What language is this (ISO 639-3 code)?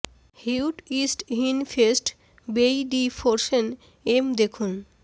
ben